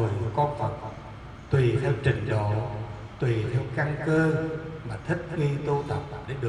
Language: Vietnamese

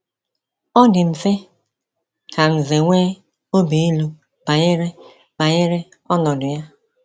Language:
Igbo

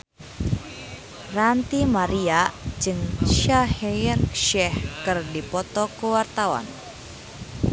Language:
Sundanese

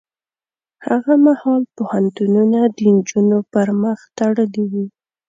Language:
Pashto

